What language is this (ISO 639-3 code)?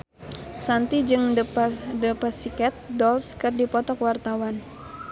sun